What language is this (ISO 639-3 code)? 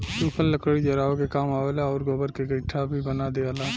bho